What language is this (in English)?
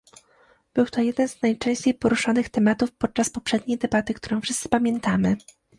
Polish